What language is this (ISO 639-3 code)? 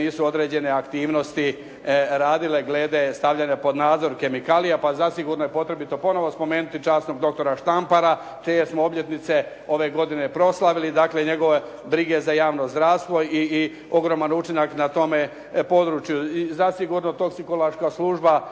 hrv